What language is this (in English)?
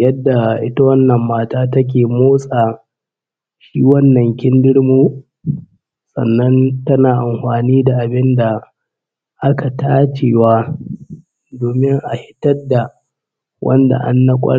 Hausa